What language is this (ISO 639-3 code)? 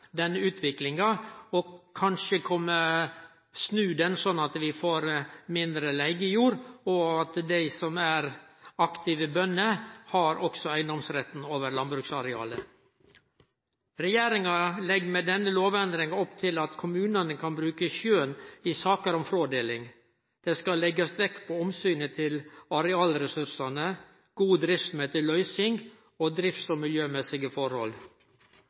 nno